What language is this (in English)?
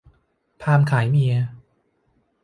Thai